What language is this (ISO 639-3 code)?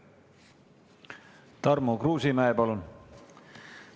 est